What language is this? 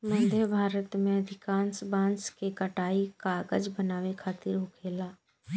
Bhojpuri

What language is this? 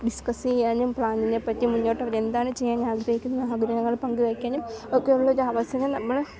Malayalam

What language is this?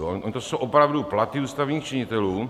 Czech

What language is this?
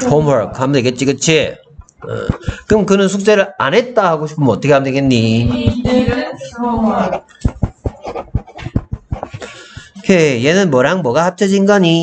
Korean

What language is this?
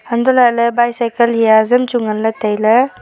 Wancho Naga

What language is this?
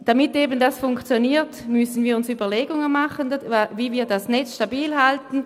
Swiss German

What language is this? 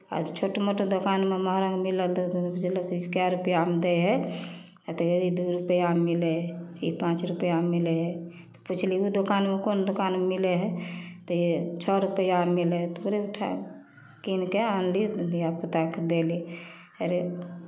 Maithili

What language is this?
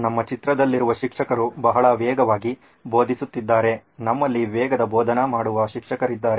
Kannada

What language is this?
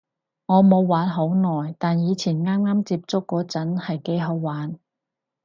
Cantonese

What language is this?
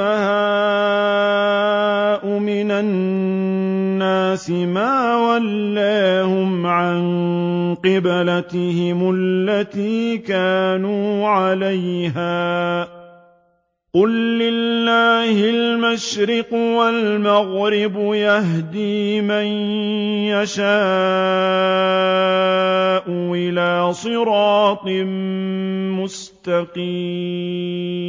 Arabic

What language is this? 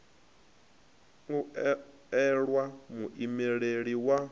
Venda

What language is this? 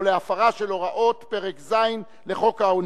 Hebrew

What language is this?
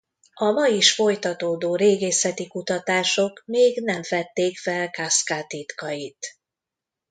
Hungarian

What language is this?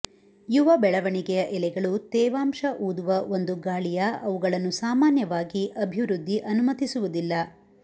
Kannada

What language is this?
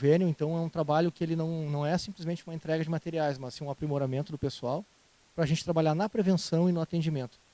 Portuguese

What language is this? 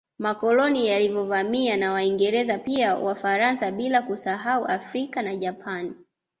Swahili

